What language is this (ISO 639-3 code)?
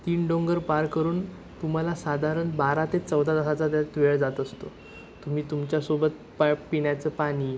mar